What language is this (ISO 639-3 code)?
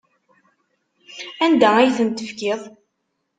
kab